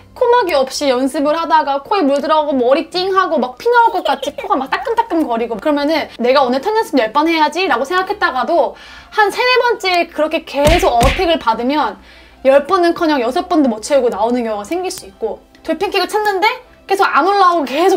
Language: Korean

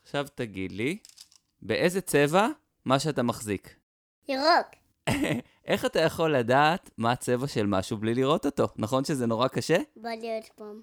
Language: Hebrew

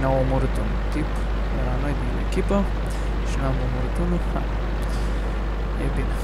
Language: Romanian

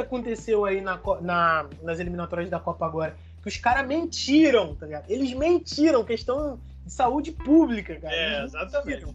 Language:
Portuguese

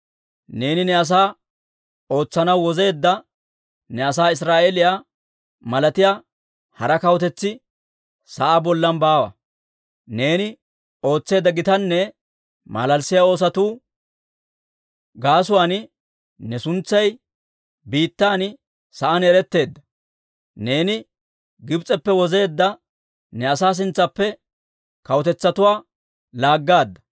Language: Dawro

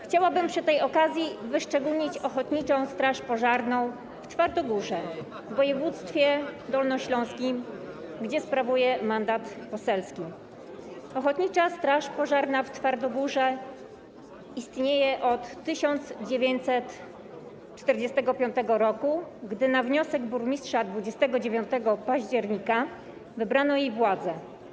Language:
Polish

